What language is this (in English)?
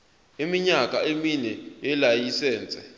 Zulu